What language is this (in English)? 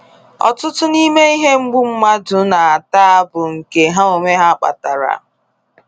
Igbo